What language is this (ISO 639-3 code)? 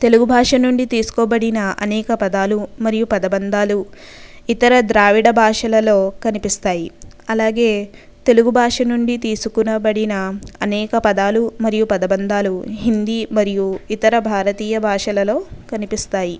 tel